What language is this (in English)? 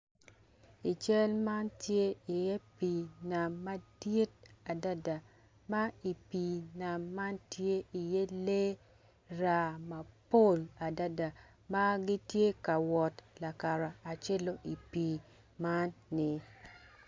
Acoli